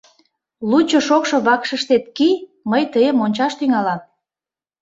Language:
Mari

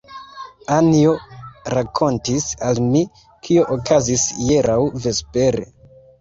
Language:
Esperanto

